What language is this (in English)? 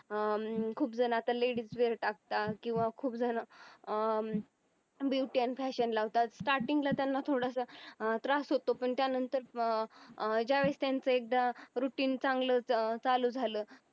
Marathi